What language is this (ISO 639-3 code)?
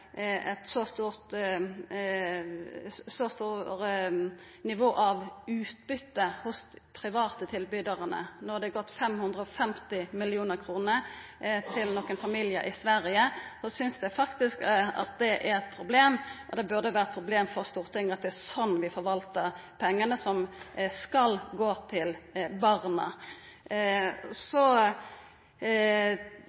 nno